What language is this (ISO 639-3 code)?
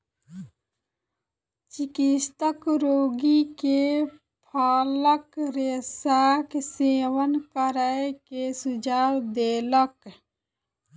mai